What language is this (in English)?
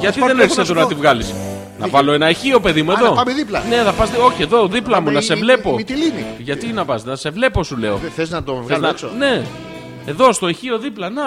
Greek